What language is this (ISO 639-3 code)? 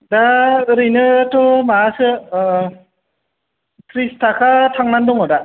brx